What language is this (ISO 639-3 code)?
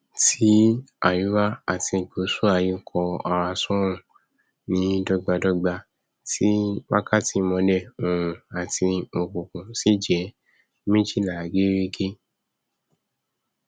yor